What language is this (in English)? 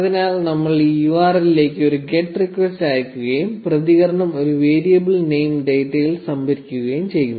Malayalam